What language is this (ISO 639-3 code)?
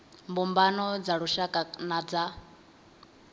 ven